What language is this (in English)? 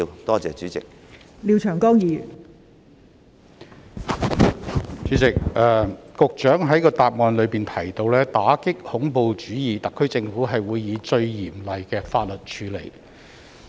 Cantonese